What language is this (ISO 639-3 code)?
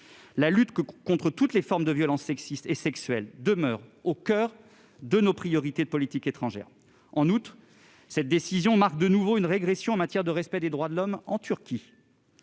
fra